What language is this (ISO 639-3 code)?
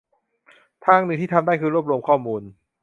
tha